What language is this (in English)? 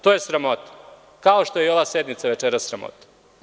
Serbian